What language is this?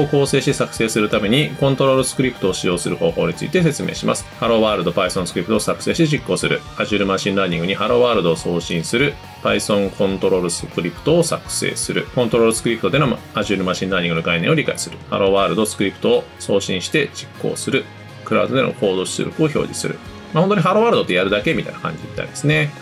Japanese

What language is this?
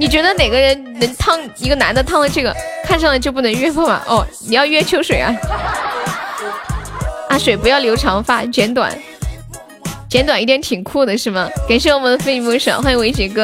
Chinese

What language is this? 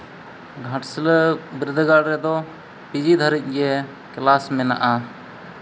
Santali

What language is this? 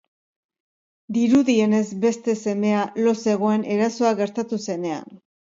Basque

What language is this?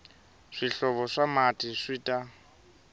Tsonga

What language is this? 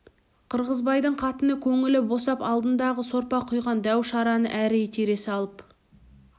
Kazakh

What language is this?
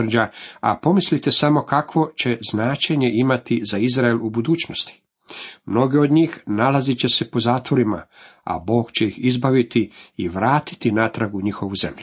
Croatian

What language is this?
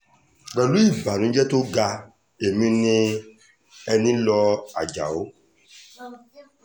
Yoruba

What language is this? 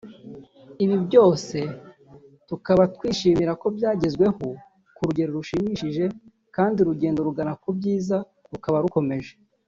Kinyarwanda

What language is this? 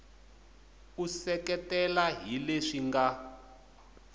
Tsonga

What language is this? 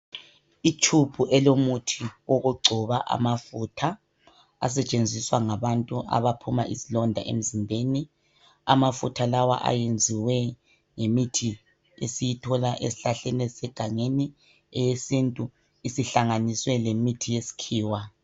North Ndebele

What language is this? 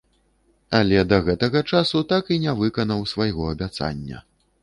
Belarusian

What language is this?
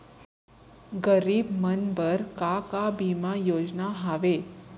Chhattisgarhi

